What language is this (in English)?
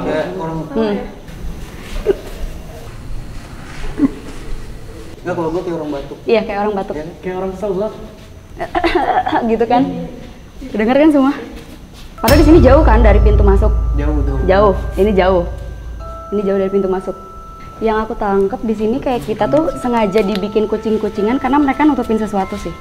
Indonesian